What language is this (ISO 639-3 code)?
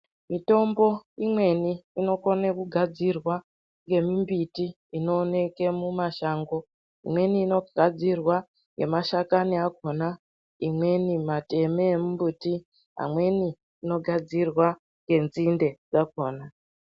ndc